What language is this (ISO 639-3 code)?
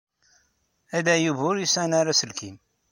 kab